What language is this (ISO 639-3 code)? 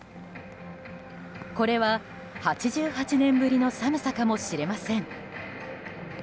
jpn